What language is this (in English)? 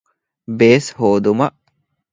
Divehi